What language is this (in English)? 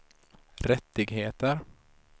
Swedish